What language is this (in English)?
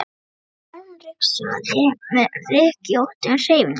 Icelandic